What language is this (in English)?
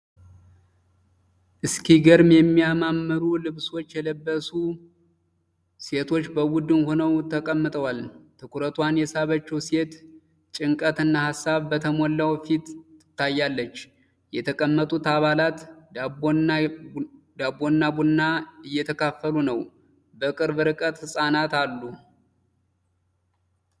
Amharic